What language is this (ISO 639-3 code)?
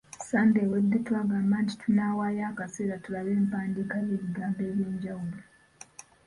lug